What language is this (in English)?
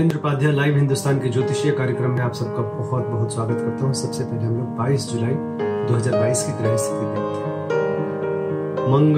Hindi